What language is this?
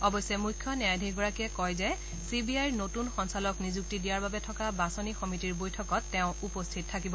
Assamese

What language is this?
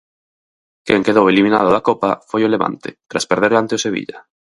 Galician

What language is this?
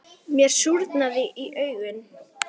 Icelandic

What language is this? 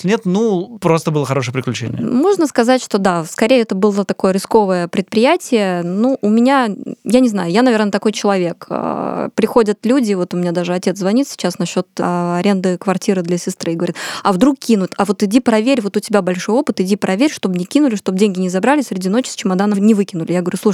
Russian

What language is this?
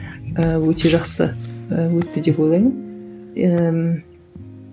Kazakh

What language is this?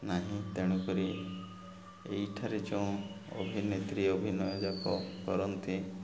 Odia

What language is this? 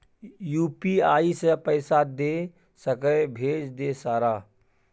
Maithili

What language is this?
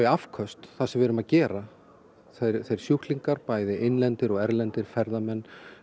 Icelandic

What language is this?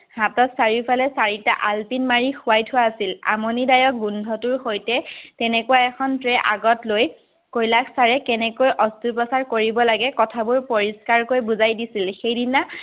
Assamese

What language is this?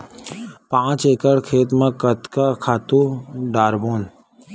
Chhattisgarhi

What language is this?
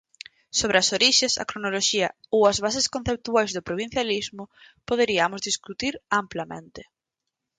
Galician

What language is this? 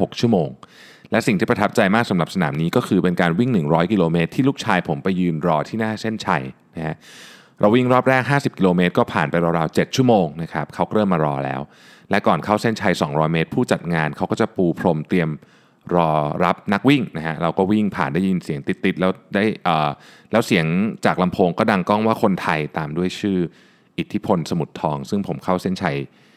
Thai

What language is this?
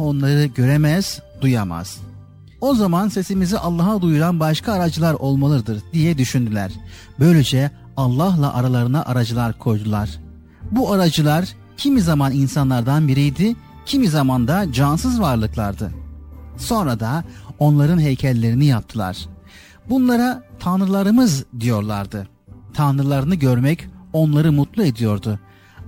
Turkish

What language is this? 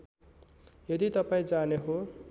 Nepali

